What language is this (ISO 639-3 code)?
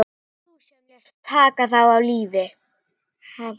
isl